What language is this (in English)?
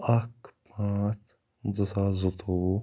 Kashmiri